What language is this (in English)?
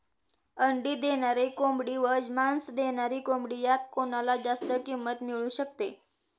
Marathi